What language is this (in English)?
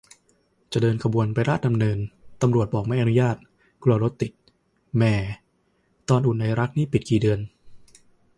Thai